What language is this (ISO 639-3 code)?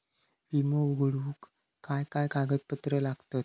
mar